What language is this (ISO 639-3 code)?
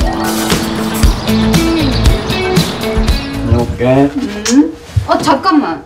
kor